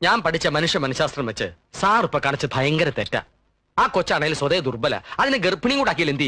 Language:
Malayalam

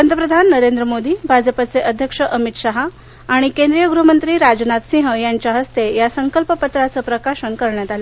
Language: Marathi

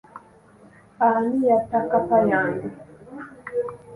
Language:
Ganda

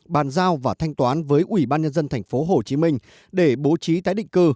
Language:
Vietnamese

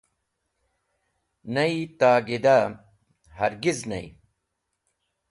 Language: Wakhi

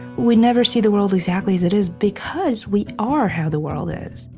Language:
English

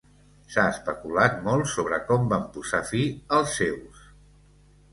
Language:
Catalan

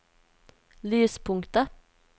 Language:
Norwegian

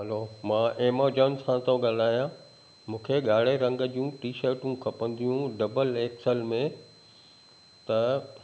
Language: Sindhi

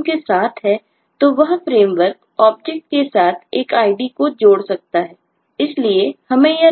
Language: Hindi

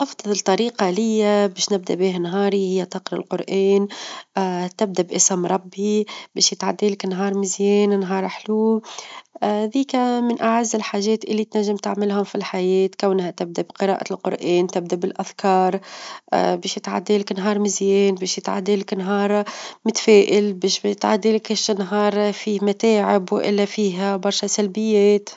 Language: Tunisian Arabic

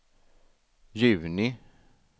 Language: Swedish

